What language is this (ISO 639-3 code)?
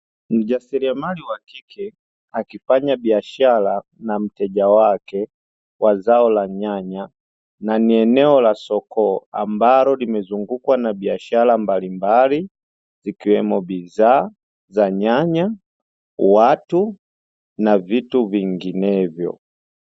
swa